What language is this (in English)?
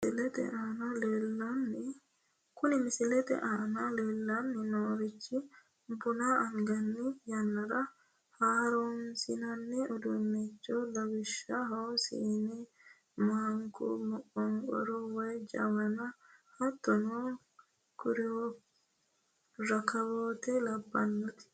Sidamo